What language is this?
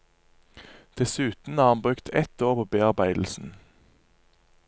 Norwegian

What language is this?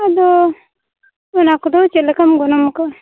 Santali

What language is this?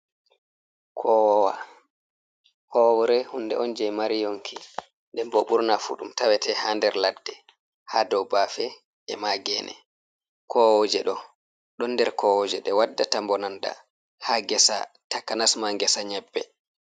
Fula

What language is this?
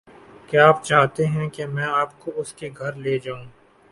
Urdu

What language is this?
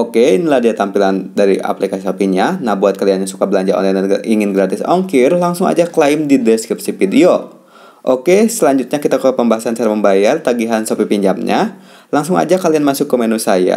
Indonesian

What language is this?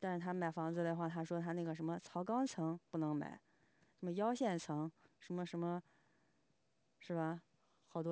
Chinese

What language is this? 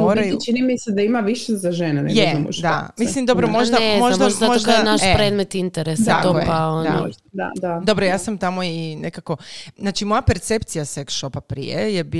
Croatian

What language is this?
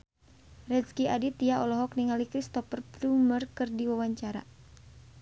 Sundanese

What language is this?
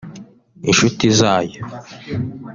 Kinyarwanda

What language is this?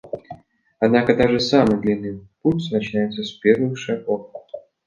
Russian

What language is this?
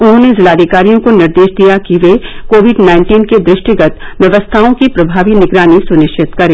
Hindi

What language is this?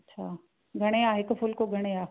Sindhi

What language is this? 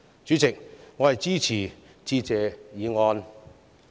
Cantonese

